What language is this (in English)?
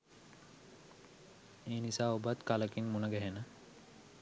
Sinhala